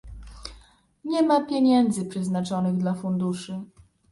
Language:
Polish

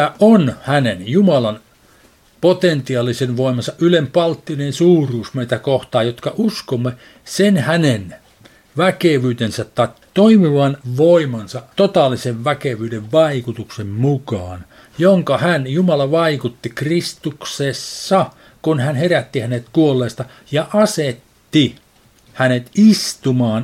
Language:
Finnish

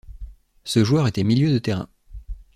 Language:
French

